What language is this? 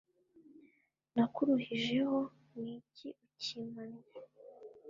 Kinyarwanda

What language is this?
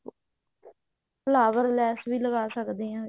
Punjabi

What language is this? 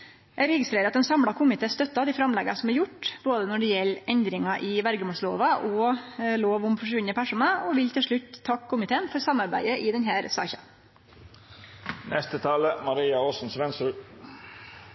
Norwegian Nynorsk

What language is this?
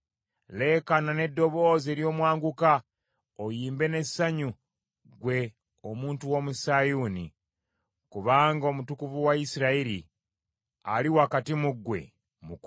Ganda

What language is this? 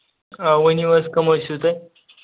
Kashmiri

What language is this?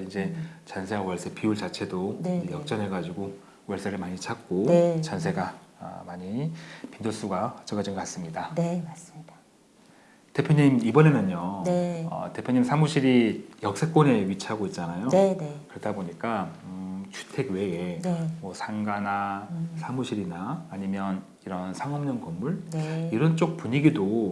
Korean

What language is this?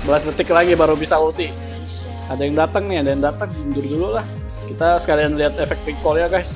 Indonesian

